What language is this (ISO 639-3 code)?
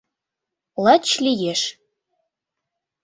chm